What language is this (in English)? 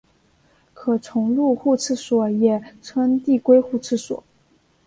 Chinese